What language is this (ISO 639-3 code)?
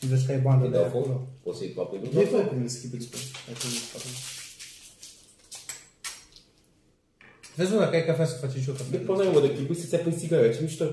ron